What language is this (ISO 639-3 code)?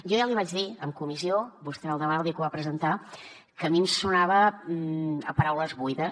cat